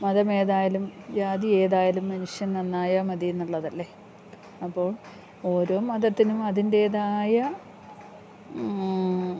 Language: Malayalam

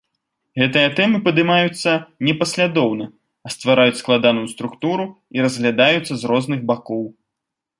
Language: Belarusian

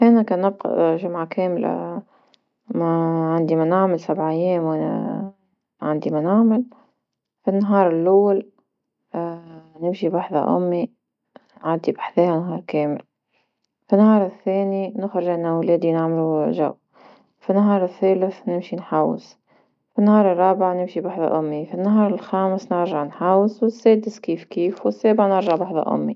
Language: Tunisian Arabic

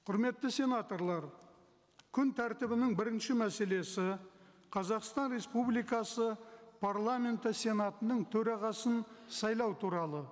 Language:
Kazakh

